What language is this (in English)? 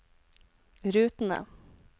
Norwegian